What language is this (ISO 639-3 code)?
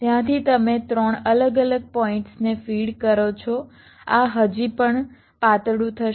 guj